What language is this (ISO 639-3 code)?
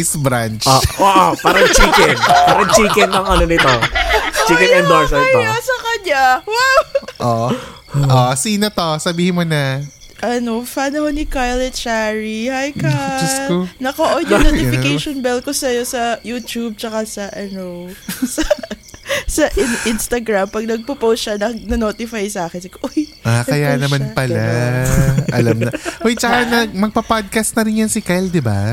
fil